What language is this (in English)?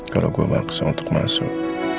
Indonesian